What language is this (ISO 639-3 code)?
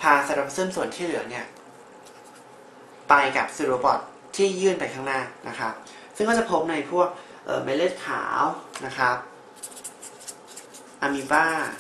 tha